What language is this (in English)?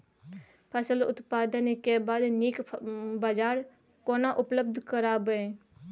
Maithili